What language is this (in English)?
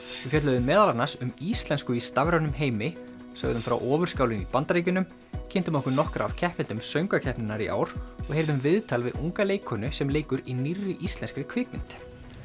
Icelandic